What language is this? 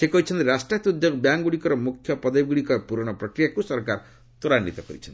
Odia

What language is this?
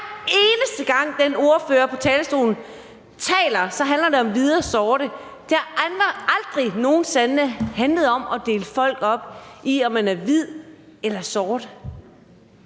Danish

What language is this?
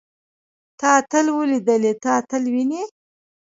Pashto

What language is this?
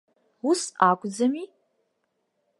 Abkhazian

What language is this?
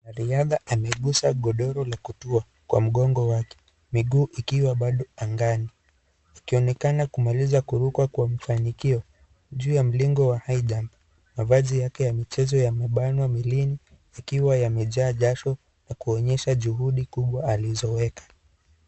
Swahili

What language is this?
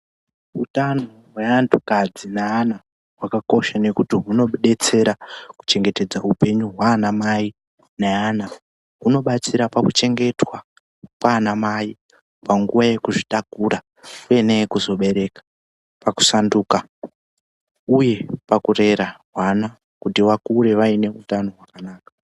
Ndau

